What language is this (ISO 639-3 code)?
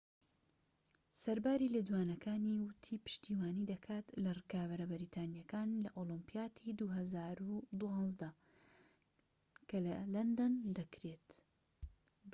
ckb